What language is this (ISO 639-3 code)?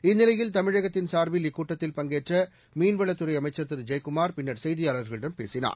tam